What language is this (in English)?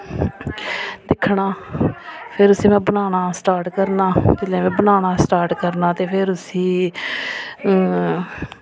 Dogri